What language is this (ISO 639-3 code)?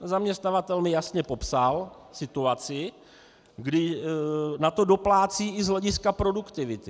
ces